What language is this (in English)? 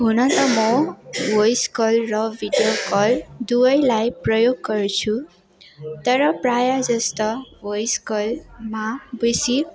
Nepali